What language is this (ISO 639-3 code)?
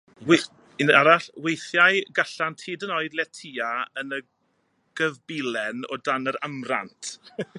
cym